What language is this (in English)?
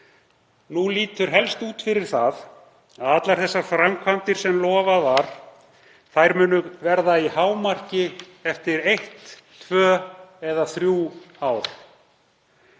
Icelandic